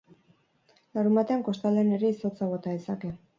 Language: Basque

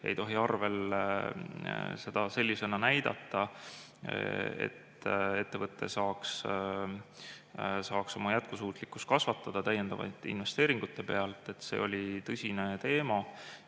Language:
Estonian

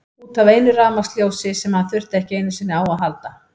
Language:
Icelandic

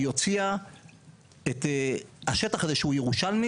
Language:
Hebrew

